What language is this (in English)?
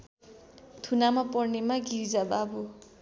Nepali